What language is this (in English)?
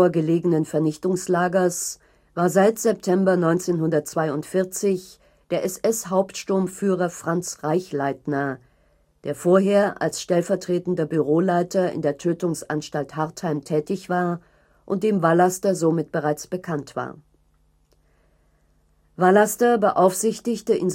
German